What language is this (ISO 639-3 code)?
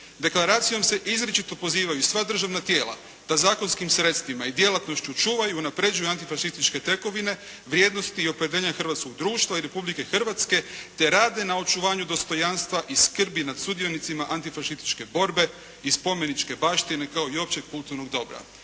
hrv